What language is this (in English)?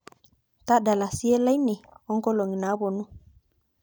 Masai